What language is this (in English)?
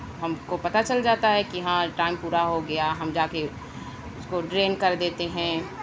Urdu